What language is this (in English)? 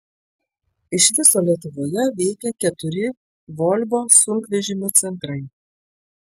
Lithuanian